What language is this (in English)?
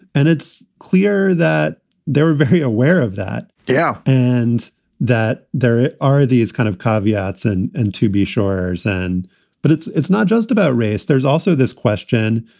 English